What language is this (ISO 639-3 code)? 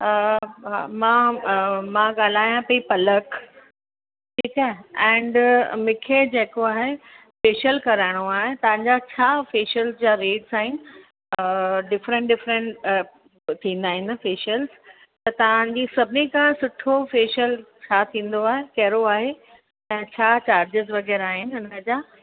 snd